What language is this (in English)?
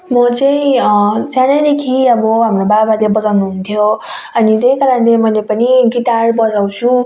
Nepali